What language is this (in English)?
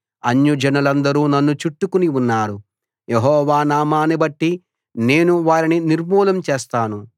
Telugu